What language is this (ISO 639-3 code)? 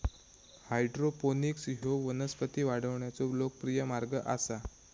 mar